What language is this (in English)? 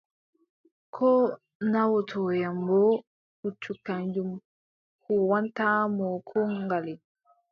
Adamawa Fulfulde